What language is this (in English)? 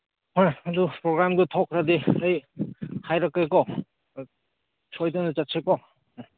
Manipuri